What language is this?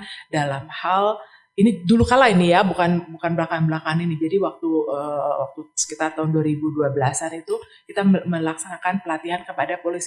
Indonesian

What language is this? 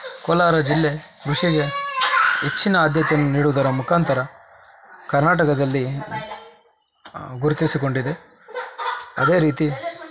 Kannada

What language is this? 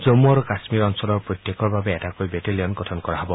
Assamese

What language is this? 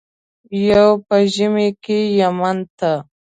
Pashto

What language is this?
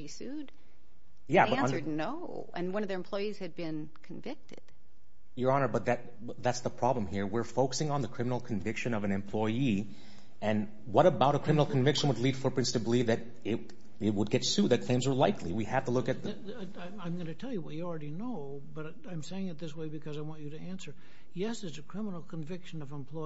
English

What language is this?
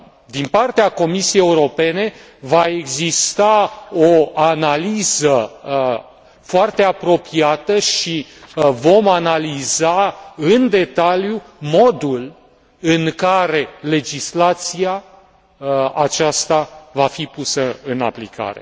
Romanian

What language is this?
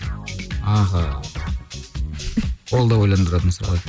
Kazakh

